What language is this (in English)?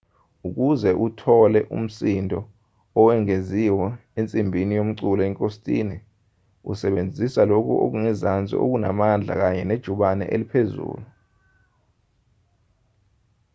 Zulu